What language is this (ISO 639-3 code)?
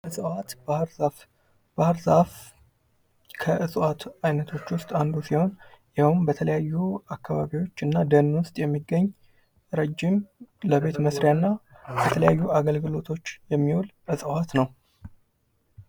amh